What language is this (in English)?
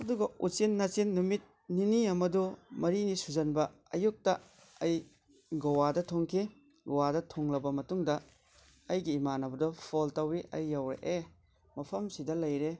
Manipuri